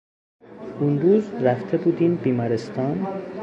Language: Persian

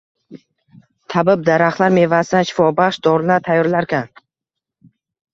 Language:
Uzbek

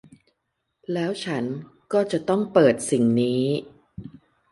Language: Thai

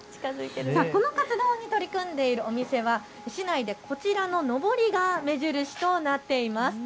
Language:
Japanese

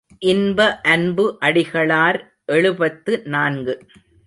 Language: Tamil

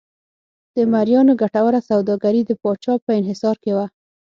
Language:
Pashto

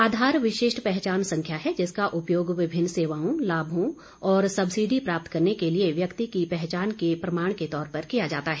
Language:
Hindi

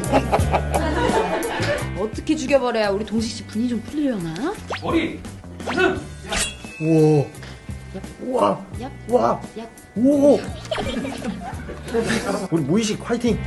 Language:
Korean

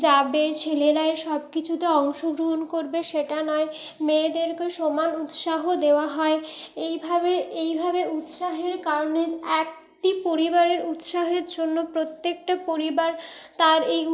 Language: Bangla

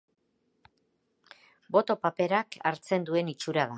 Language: Basque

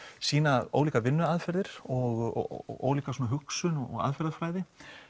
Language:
Icelandic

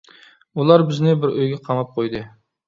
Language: Uyghur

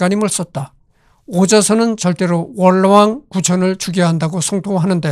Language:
Korean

